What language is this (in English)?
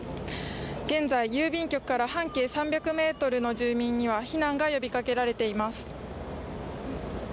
Japanese